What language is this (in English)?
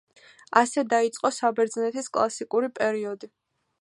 Georgian